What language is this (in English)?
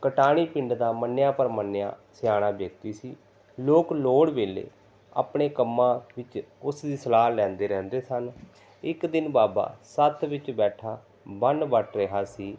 Punjabi